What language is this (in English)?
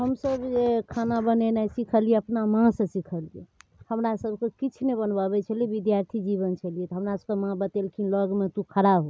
Maithili